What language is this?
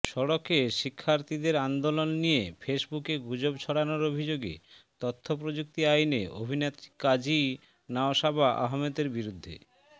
Bangla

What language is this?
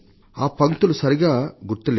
Telugu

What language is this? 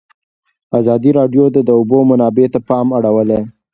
Pashto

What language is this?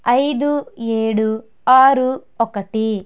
Telugu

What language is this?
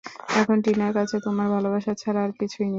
Bangla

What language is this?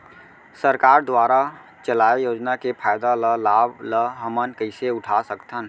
Chhattisgarhi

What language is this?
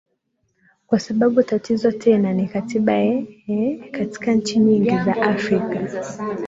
Swahili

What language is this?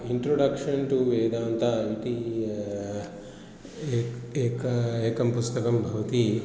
Sanskrit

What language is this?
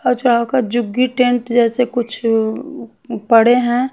Hindi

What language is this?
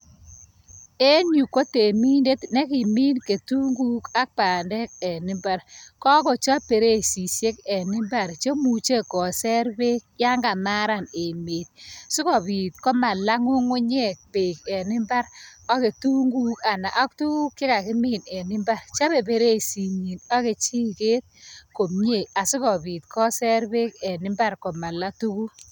Kalenjin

